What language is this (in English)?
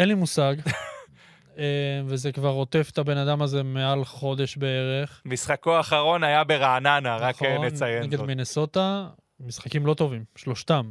Hebrew